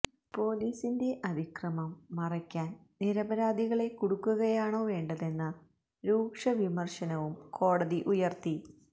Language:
Malayalam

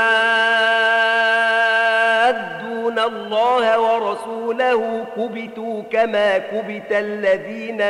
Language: Arabic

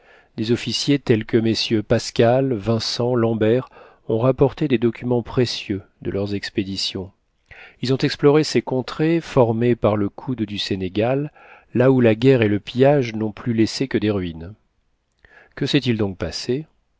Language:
French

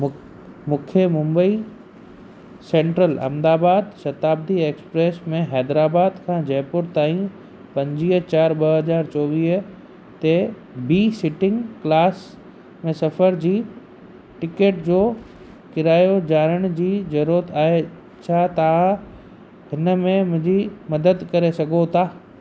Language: Sindhi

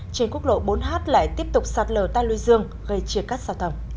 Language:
Vietnamese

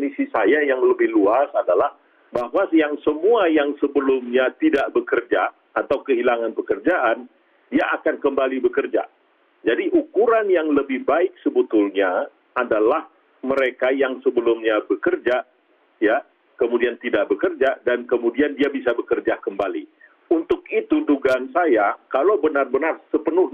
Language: Indonesian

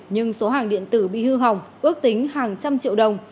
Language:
Vietnamese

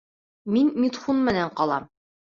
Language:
Bashkir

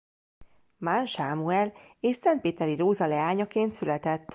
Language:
Hungarian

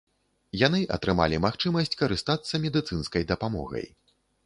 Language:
Belarusian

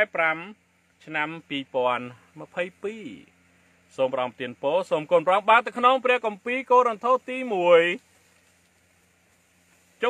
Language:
Thai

